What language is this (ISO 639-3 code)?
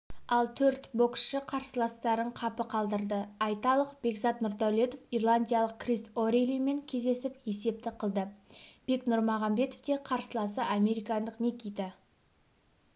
kaz